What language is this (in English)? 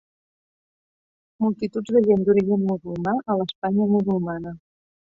Catalan